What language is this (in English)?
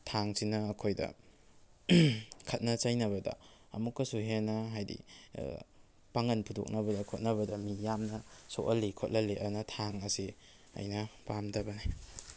Manipuri